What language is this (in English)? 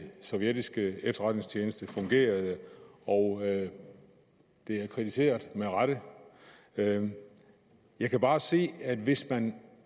Danish